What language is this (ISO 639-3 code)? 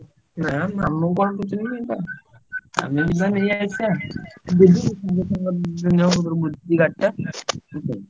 ori